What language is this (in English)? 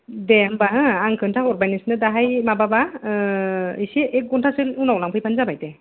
Bodo